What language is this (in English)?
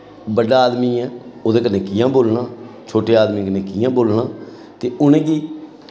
Dogri